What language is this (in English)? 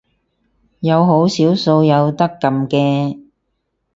Cantonese